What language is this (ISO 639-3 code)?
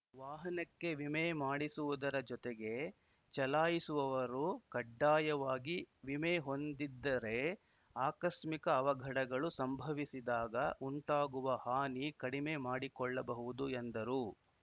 kan